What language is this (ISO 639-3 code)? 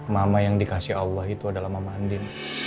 ind